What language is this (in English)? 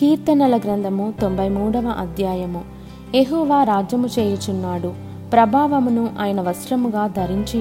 Telugu